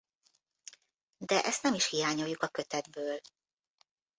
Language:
Hungarian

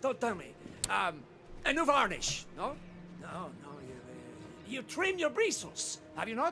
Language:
English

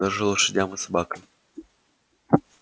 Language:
Russian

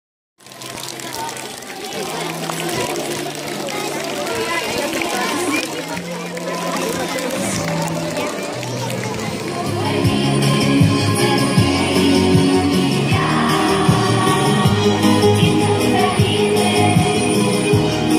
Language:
Ukrainian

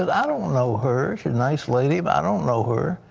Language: English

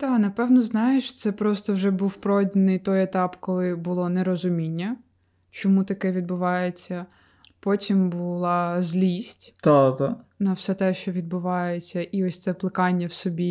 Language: Ukrainian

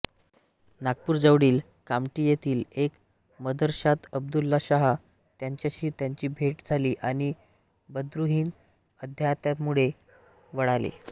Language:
Marathi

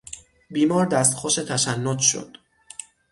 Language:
Persian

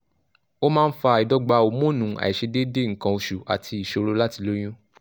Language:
Yoruba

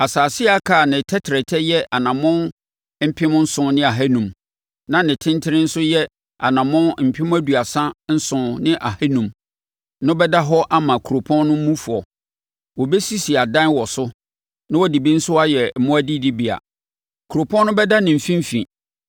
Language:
Akan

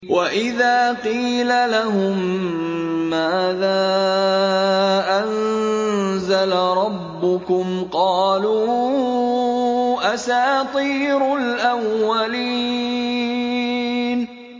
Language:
Arabic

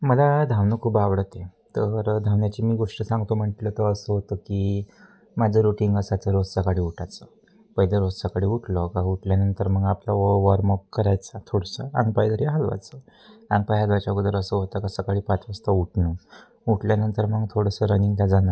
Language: Marathi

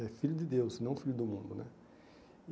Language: Portuguese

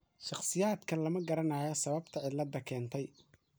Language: Somali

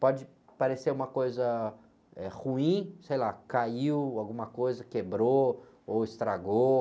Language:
Portuguese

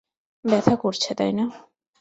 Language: Bangla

